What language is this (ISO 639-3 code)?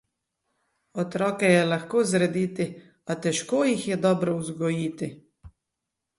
slv